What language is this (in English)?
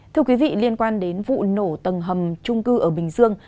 Vietnamese